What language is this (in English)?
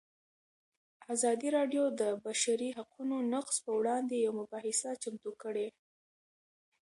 Pashto